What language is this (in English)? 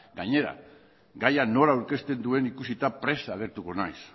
Basque